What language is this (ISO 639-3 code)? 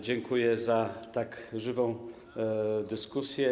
pol